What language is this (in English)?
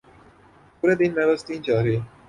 Urdu